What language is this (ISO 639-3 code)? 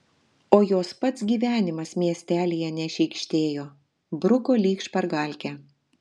lit